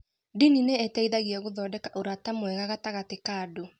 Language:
Kikuyu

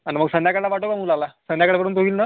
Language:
Marathi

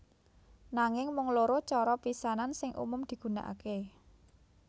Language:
Javanese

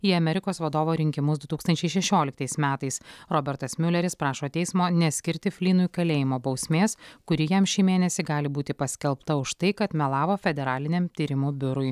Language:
Lithuanian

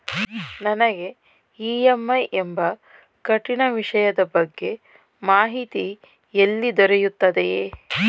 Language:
Kannada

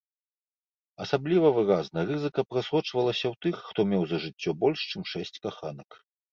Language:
Belarusian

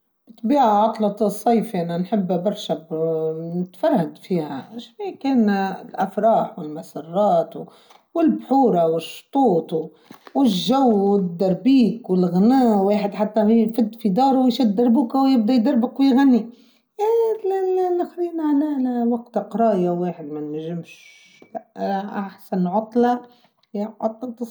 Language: Tunisian Arabic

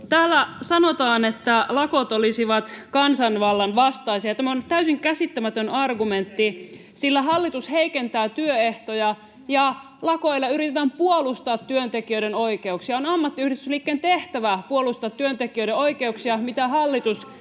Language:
Finnish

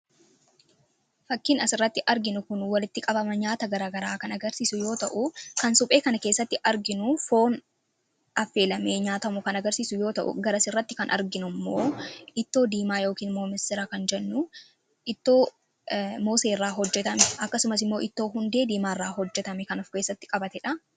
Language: Oromo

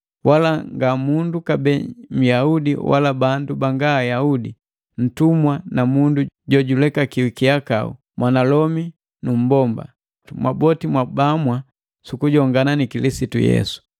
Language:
Matengo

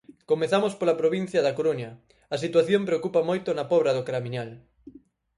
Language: Galician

